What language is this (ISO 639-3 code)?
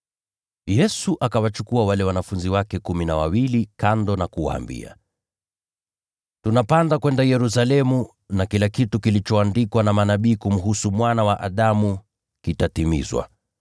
swa